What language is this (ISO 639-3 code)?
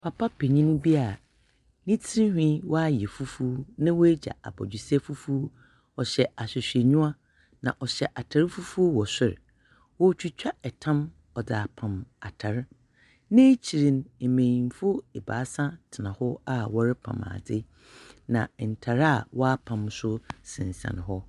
aka